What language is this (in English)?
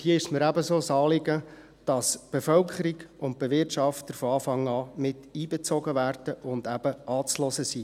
Swiss German